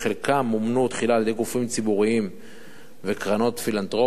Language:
Hebrew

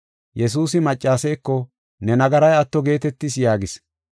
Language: Gofa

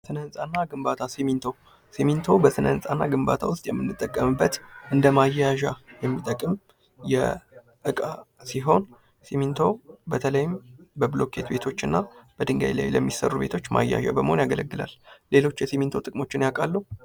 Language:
Amharic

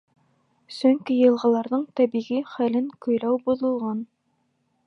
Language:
Bashkir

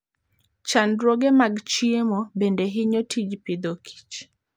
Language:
Luo (Kenya and Tanzania)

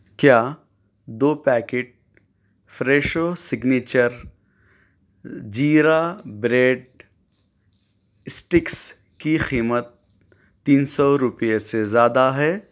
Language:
Urdu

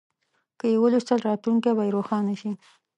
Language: Pashto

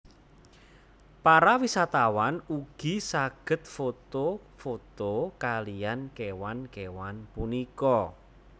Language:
Javanese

